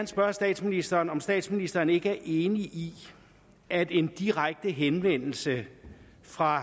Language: Danish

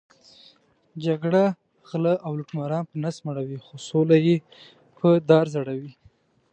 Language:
Pashto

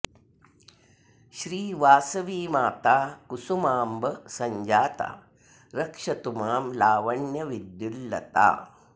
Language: Sanskrit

